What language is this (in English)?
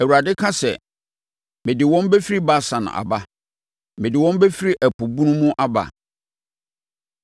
Akan